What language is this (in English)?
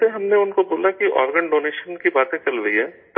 Urdu